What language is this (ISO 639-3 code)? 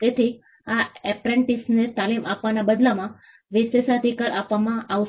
guj